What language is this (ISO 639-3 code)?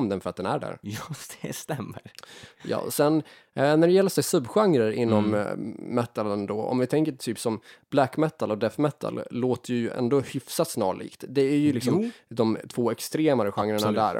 swe